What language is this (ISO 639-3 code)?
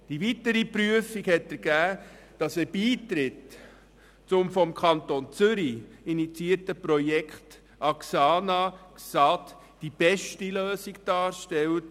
gsw